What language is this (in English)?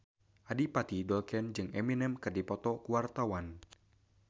Sundanese